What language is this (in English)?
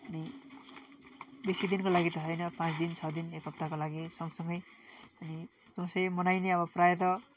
Nepali